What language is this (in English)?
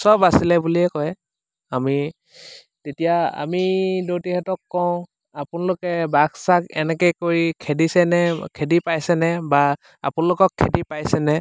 Assamese